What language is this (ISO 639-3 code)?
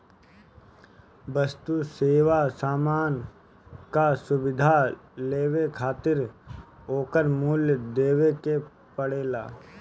bho